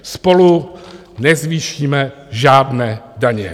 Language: Czech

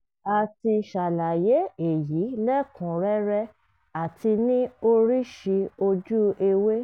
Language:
Yoruba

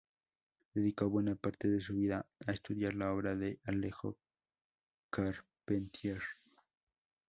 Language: Spanish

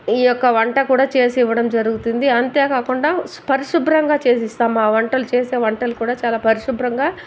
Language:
Telugu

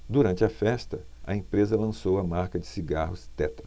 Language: Portuguese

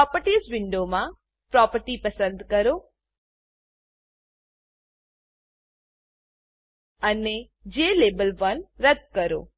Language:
Gujarati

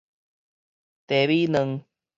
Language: Min Nan Chinese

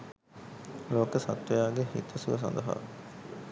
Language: Sinhala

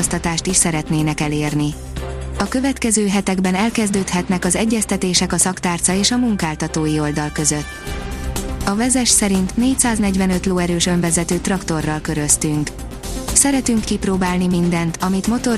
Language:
Hungarian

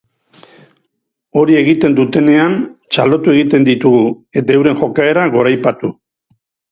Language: Basque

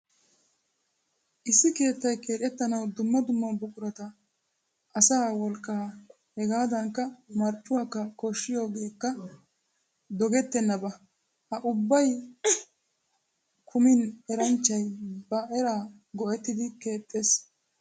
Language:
Wolaytta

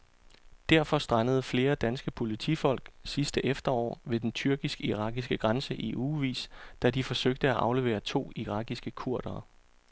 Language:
Danish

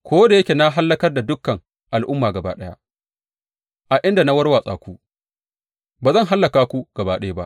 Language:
Hausa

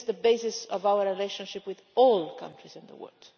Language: English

